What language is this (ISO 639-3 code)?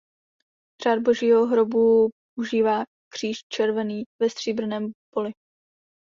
ces